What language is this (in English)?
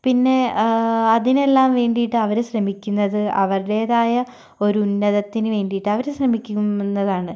Malayalam